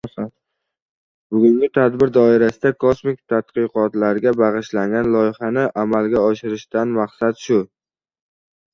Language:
Uzbek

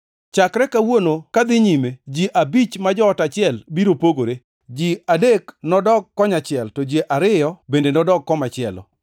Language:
Luo (Kenya and Tanzania)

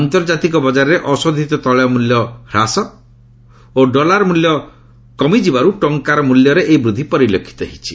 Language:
Odia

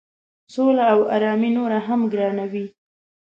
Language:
Pashto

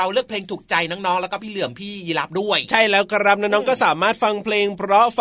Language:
Thai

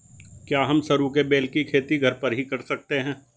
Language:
Hindi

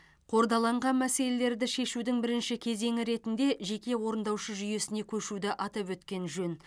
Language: Kazakh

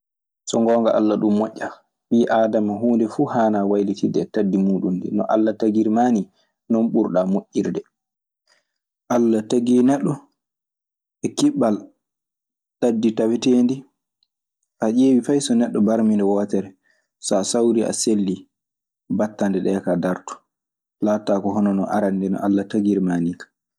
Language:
Maasina Fulfulde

